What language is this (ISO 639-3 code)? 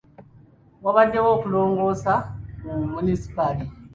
lug